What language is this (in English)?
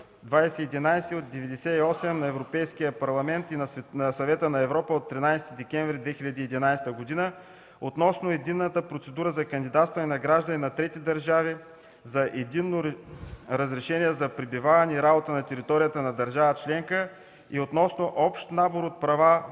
Bulgarian